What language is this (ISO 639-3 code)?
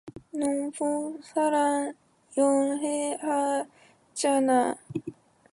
kor